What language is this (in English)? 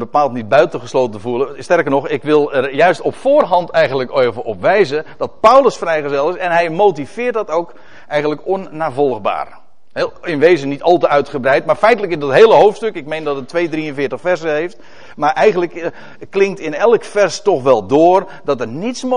Dutch